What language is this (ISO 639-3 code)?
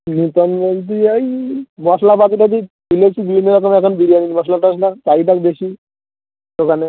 ben